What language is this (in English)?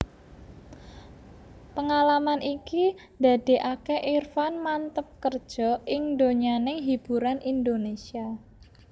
Javanese